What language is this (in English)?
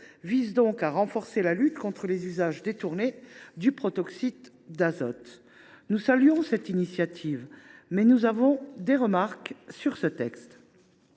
French